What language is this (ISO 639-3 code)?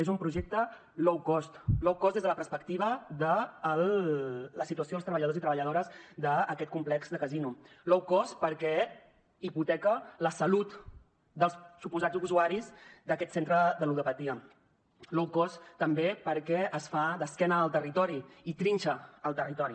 cat